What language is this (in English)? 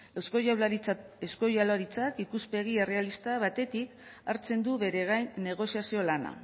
Basque